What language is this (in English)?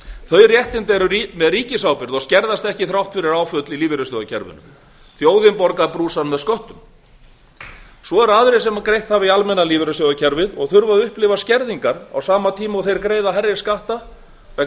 Icelandic